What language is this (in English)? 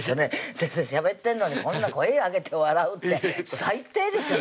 Japanese